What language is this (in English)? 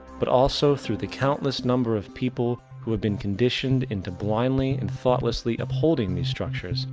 English